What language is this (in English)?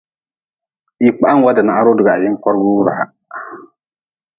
Nawdm